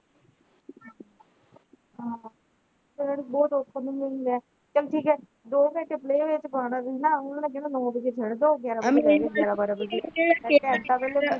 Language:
Punjabi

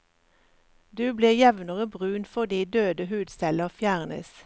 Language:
Norwegian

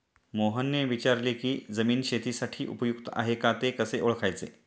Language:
Marathi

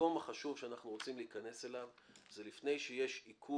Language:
Hebrew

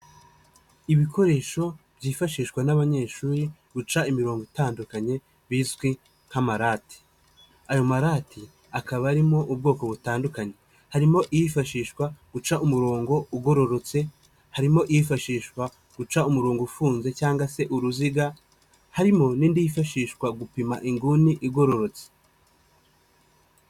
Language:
Kinyarwanda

